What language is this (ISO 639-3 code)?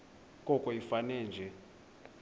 xho